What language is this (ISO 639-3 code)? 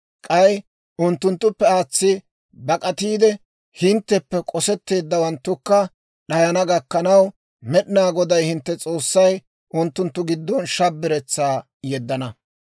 dwr